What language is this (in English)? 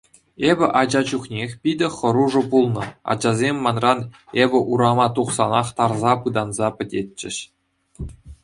Chuvash